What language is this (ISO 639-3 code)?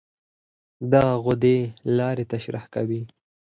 pus